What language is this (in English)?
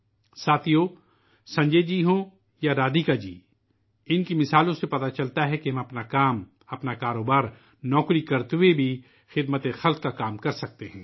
Urdu